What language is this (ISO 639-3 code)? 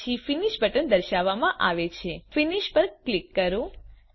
guj